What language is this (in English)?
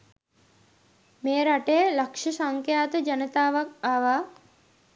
Sinhala